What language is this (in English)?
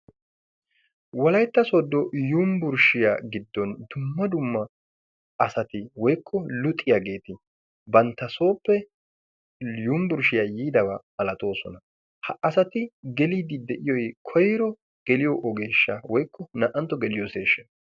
Wolaytta